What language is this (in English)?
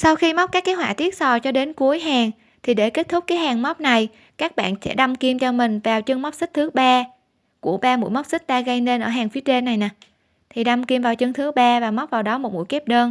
Vietnamese